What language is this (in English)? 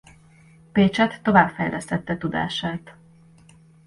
Hungarian